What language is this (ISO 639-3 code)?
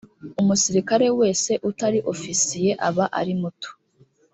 kin